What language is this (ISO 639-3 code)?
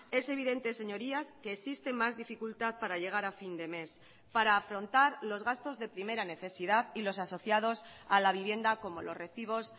spa